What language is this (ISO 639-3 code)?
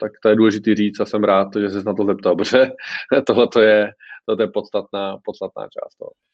ces